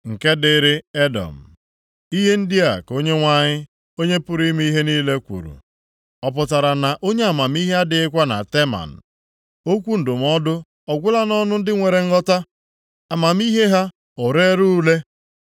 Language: Igbo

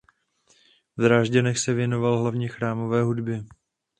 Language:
Czech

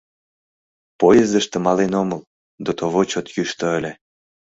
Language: Mari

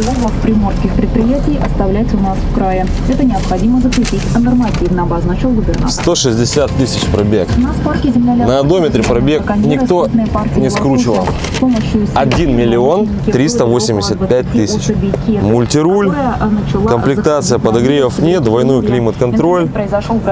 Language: Russian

